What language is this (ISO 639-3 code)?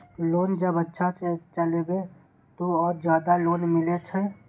mai